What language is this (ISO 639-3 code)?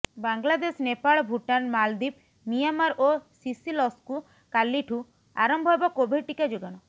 ori